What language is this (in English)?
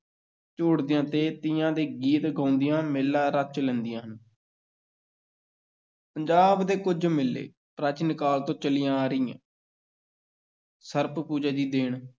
Punjabi